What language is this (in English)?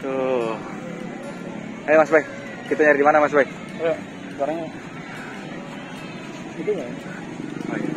Indonesian